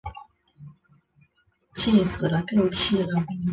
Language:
Chinese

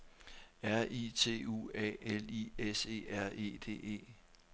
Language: Danish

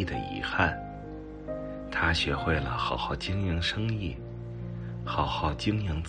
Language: Chinese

